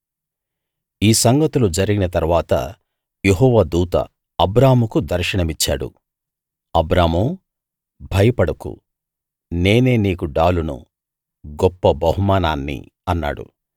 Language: Telugu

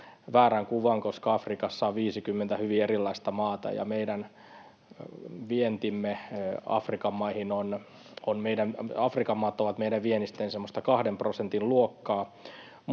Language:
Finnish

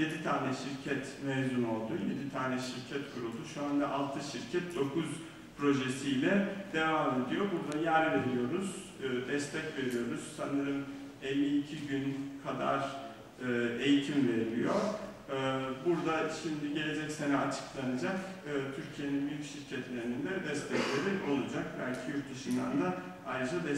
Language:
Turkish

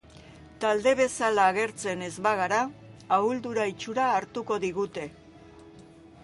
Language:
Basque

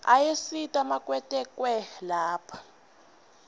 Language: Swati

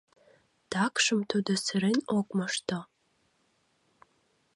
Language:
Mari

